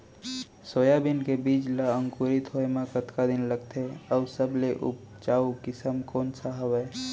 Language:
Chhattisgarhi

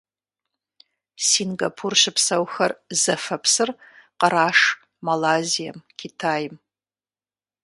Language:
Kabardian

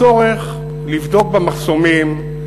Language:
Hebrew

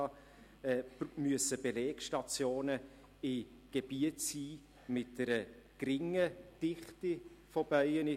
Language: Swiss German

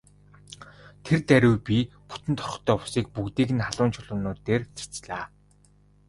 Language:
Mongolian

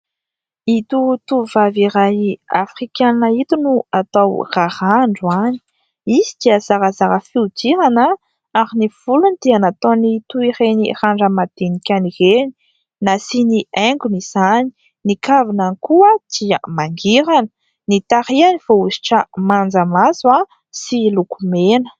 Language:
Malagasy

